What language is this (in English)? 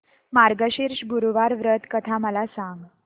Marathi